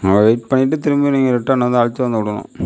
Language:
Tamil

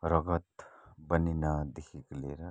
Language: Nepali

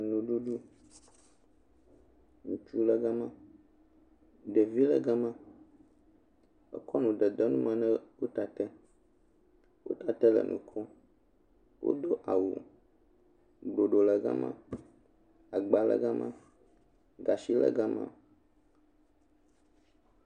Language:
Ewe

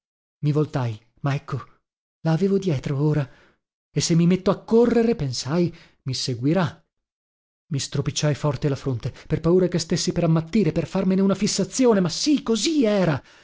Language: Italian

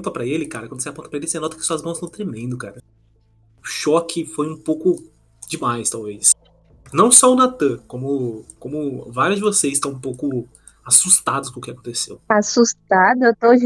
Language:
Portuguese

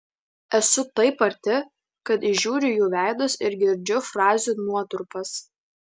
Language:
Lithuanian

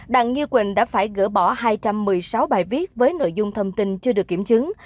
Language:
Vietnamese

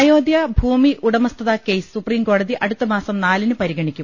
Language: Malayalam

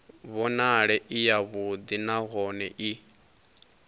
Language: Venda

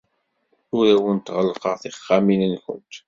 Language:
Kabyle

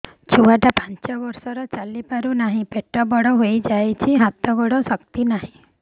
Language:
Odia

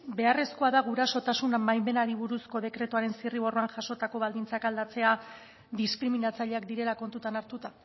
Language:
Basque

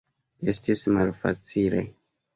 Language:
Esperanto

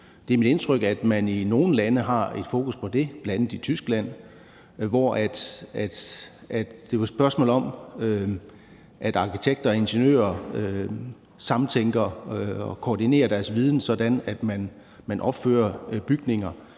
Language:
Danish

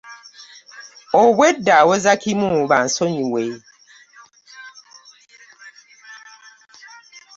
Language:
Ganda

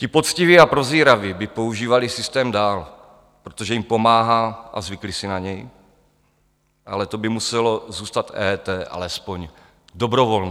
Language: Czech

